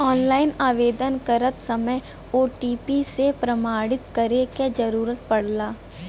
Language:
Bhojpuri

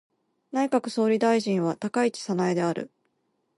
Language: Japanese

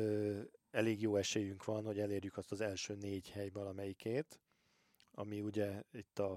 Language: Hungarian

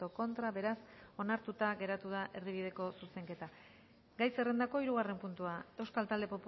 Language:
Basque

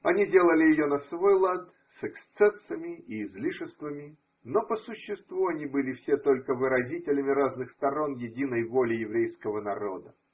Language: Russian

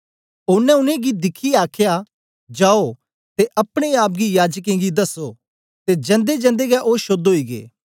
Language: Dogri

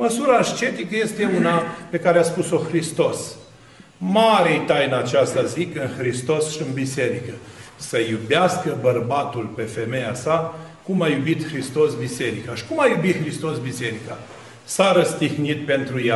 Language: Romanian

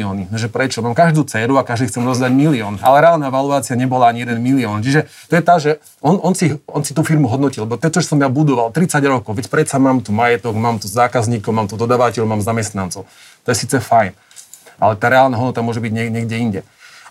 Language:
Slovak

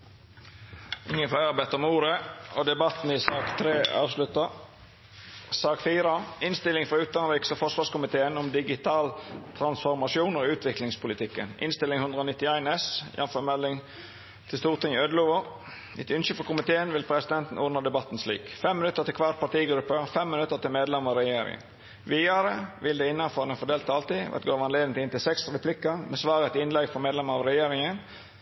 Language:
Norwegian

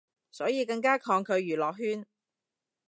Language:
Cantonese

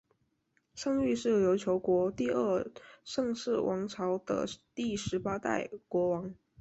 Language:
Chinese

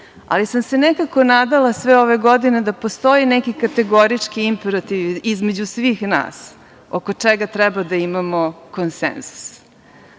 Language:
Serbian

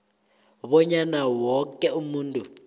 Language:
South Ndebele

